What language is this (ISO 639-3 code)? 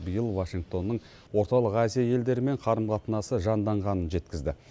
kaz